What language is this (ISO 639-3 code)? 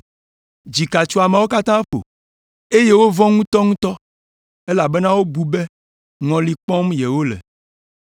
ewe